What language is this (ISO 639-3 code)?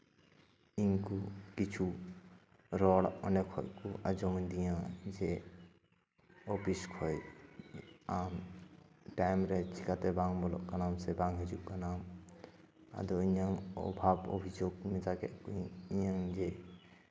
sat